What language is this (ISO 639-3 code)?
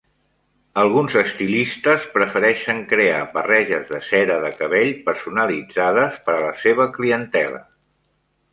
cat